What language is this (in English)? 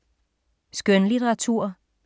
Danish